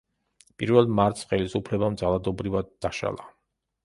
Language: Georgian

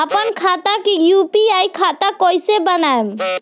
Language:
Bhojpuri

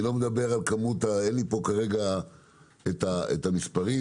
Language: Hebrew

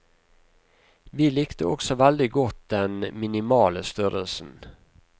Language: Norwegian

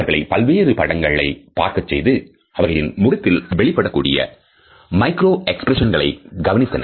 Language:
Tamil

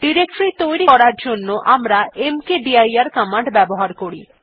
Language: Bangla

